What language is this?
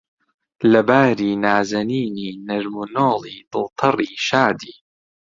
Central Kurdish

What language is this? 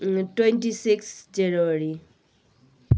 Nepali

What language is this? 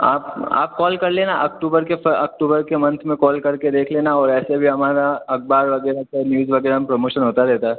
Hindi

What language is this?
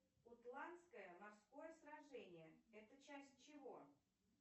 Russian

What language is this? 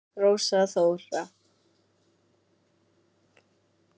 Icelandic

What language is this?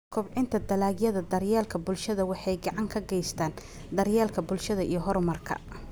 Somali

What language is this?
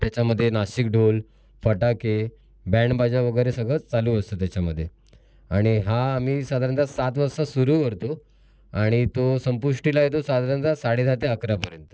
Marathi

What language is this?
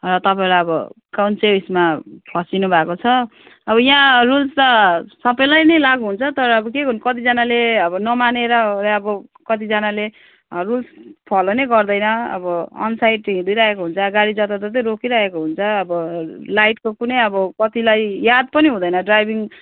Nepali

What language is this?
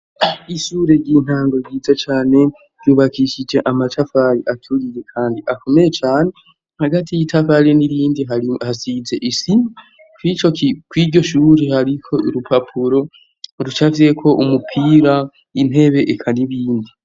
Rundi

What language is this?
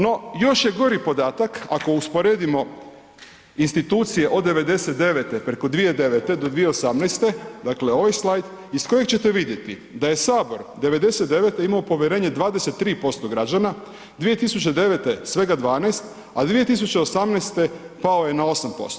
Croatian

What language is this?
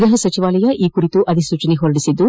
Kannada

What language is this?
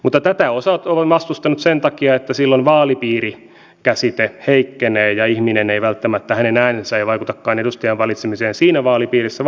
Finnish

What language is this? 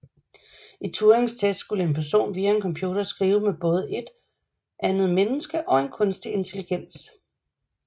Danish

